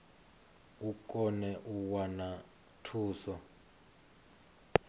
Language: Venda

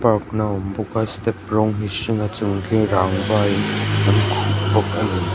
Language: Mizo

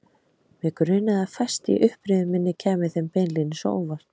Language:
Icelandic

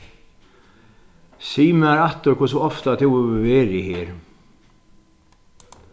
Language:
Faroese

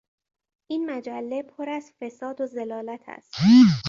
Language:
Persian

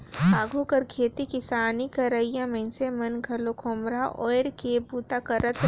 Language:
Chhattisgarhi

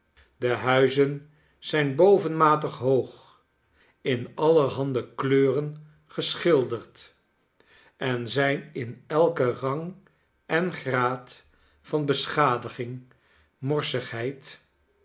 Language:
Dutch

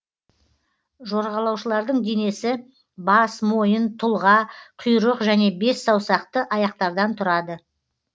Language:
Kazakh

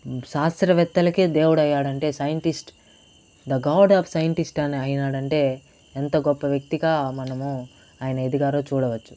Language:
Telugu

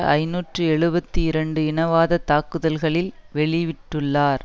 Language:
Tamil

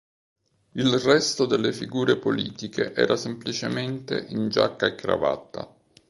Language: Italian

